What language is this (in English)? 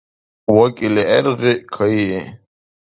Dargwa